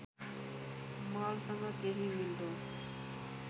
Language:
Nepali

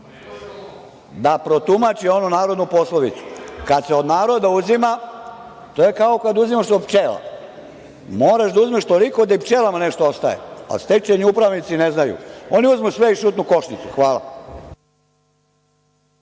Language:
Serbian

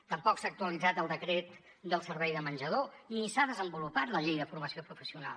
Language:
Catalan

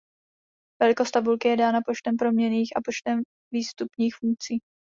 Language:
Czech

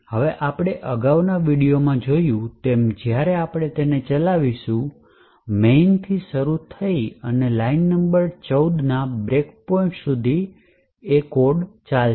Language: Gujarati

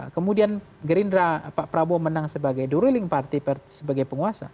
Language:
Indonesian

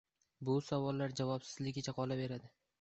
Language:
Uzbek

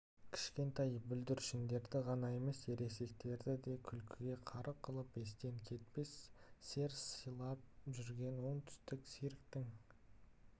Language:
Kazakh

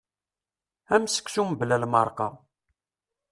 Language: Kabyle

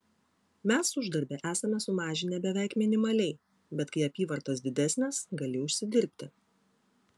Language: Lithuanian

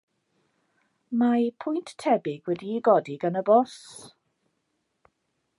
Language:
Welsh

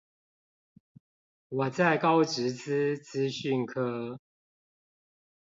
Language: Chinese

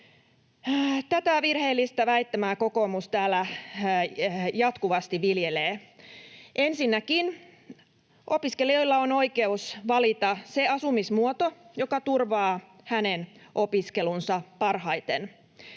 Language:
Finnish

